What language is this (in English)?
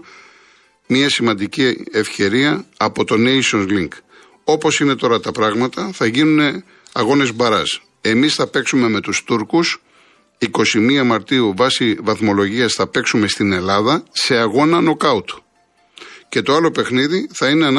Greek